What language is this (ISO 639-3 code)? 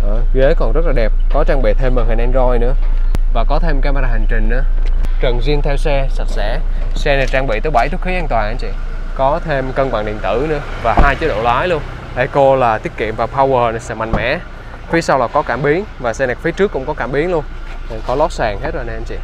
vie